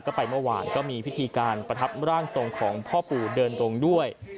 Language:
Thai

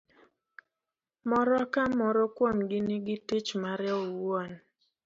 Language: Luo (Kenya and Tanzania)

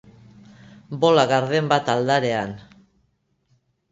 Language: Basque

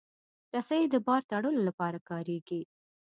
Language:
Pashto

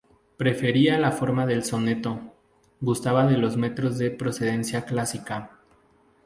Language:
Spanish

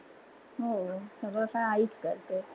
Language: Marathi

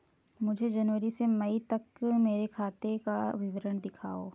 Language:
Hindi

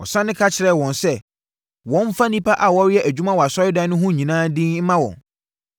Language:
Akan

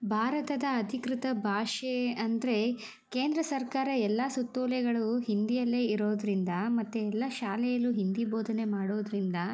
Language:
Kannada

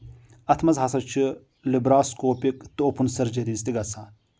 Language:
Kashmiri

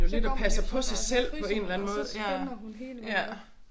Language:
Danish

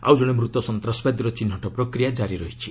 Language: Odia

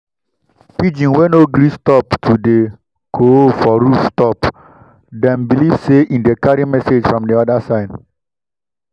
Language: Nigerian Pidgin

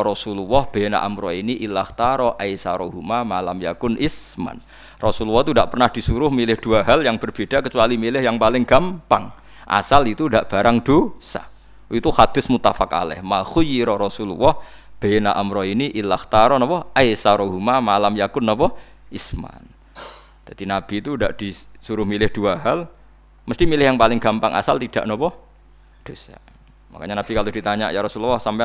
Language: Indonesian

